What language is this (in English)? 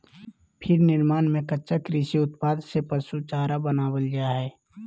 Magahi